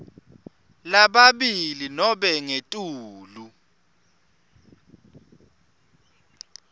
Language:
Swati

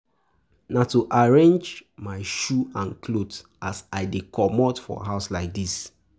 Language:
Nigerian Pidgin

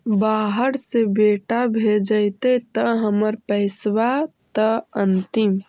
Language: Magahi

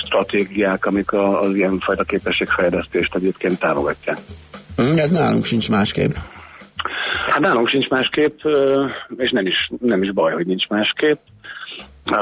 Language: Hungarian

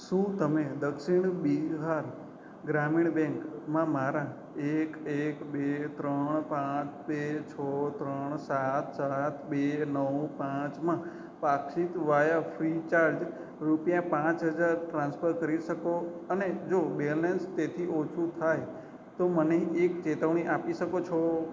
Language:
Gujarati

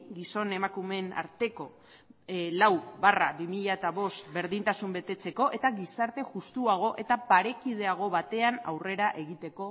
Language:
Basque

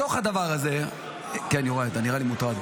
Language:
Hebrew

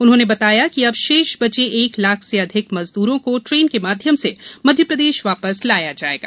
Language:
Hindi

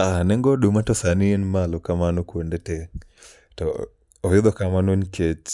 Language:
Luo (Kenya and Tanzania)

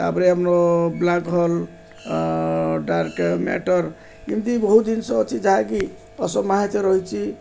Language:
Odia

